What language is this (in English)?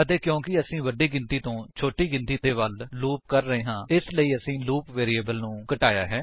Punjabi